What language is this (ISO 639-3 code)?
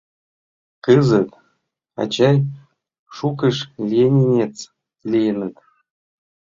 chm